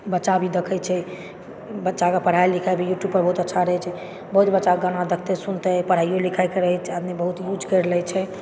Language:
Maithili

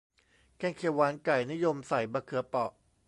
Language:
Thai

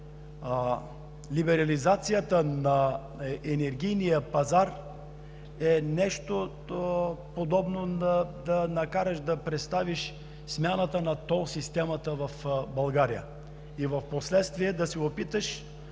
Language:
Bulgarian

